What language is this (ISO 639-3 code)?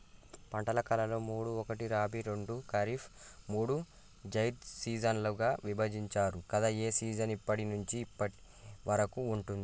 tel